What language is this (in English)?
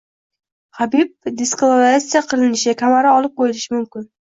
Uzbek